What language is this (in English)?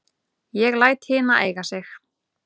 Icelandic